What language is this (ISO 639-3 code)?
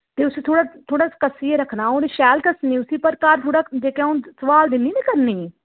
doi